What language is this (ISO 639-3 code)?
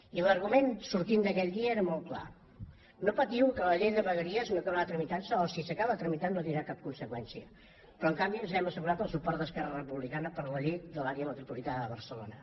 cat